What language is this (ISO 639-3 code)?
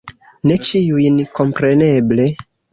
epo